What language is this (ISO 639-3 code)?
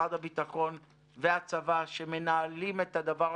heb